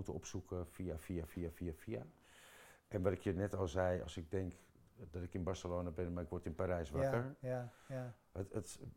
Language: Dutch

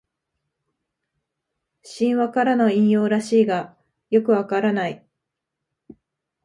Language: Japanese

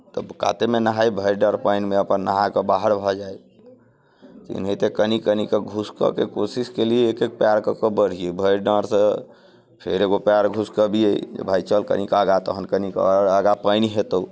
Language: Maithili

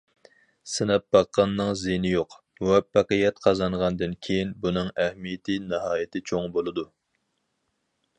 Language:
Uyghur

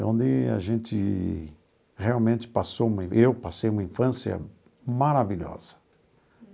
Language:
Portuguese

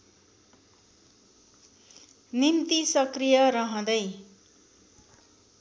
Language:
Nepali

